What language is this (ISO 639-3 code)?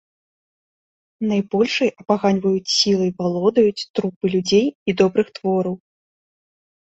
bel